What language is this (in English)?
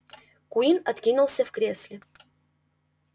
Russian